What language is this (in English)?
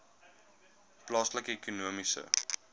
Afrikaans